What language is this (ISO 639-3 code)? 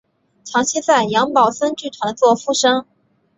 zho